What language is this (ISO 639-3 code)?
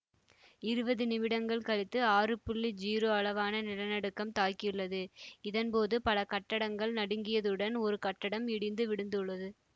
tam